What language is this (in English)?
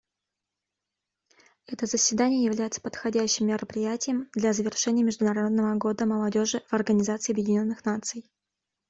Russian